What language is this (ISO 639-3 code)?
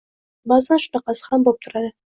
uzb